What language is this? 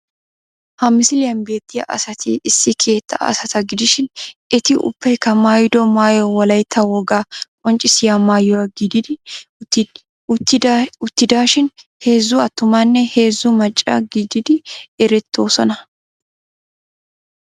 Wolaytta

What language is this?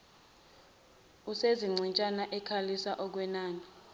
Zulu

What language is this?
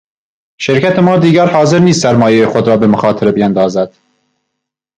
Persian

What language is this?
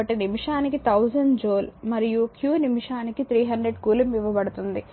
Telugu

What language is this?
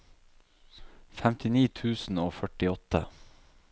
Norwegian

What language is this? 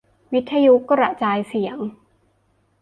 Thai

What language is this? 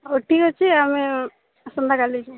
Odia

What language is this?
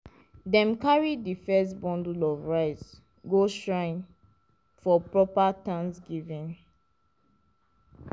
Nigerian Pidgin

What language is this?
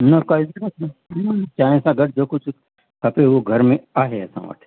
Sindhi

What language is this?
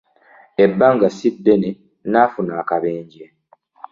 Ganda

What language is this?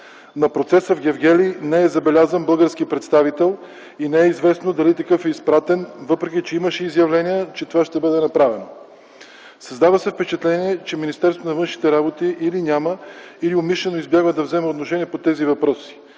Bulgarian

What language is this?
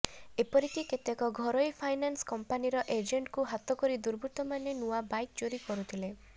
Odia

